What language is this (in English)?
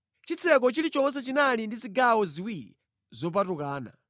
Nyanja